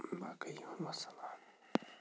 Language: Kashmiri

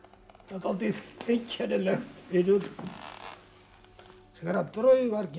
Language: Icelandic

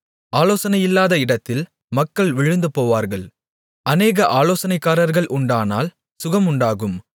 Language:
Tamil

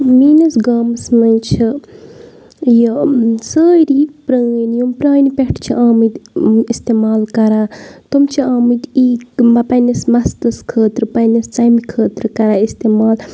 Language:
Kashmiri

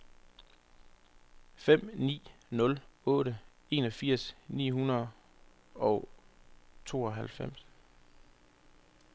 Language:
Danish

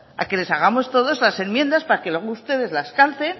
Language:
Spanish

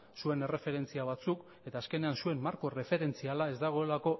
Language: Basque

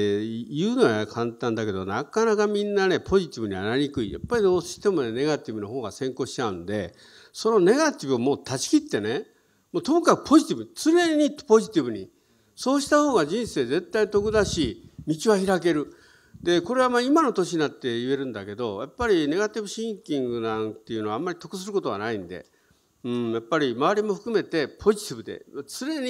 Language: Japanese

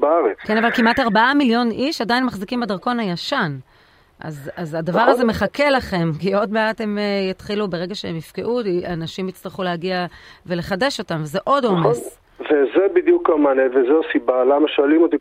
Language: Hebrew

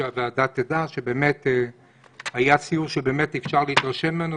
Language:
Hebrew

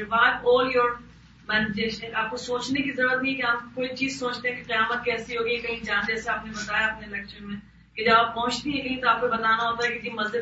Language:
Urdu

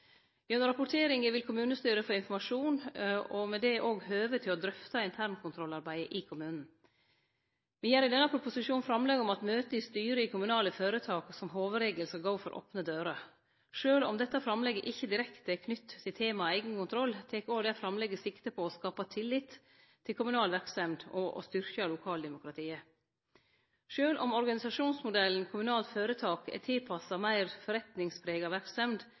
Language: Norwegian Nynorsk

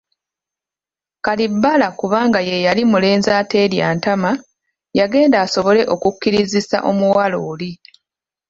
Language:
Ganda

